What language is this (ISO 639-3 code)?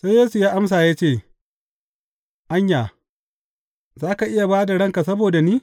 hau